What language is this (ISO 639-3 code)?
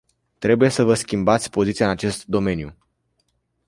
ron